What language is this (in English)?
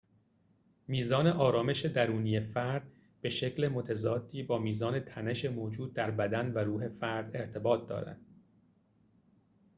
Persian